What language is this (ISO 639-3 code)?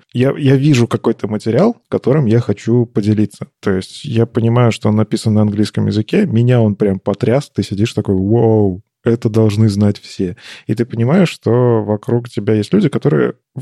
rus